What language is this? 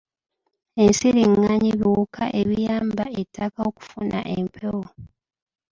Ganda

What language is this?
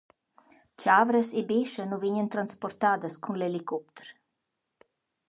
Romansh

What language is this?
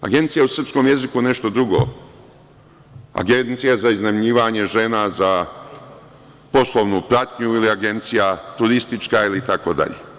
Serbian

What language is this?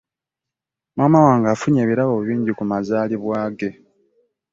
Ganda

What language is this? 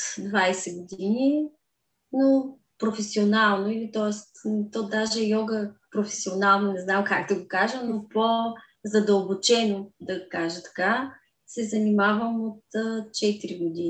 Bulgarian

